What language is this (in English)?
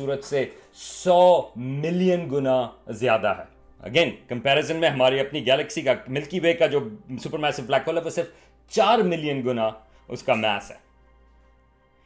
Urdu